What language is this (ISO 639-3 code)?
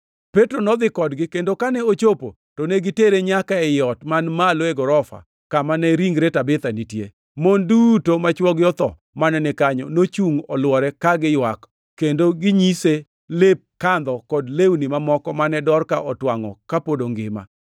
luo